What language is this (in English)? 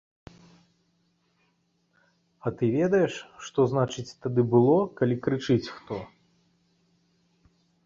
Belarusian